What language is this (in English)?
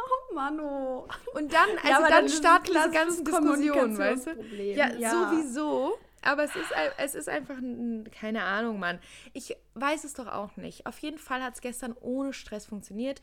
German